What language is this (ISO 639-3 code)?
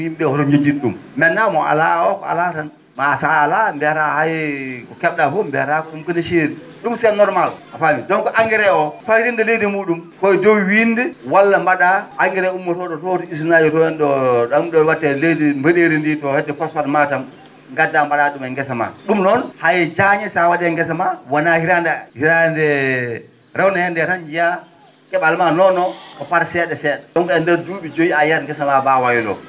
ful